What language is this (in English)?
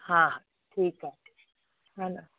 Sindhi